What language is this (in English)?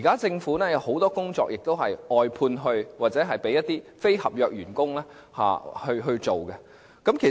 Cantonese